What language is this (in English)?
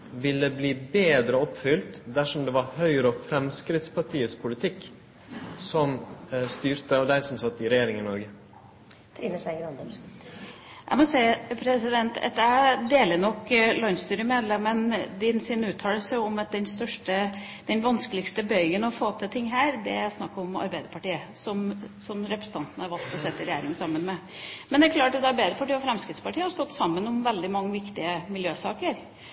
Norwegian